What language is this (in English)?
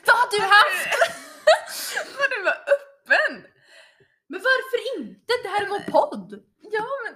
Swedish